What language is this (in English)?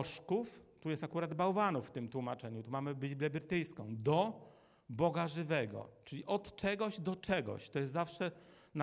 Polish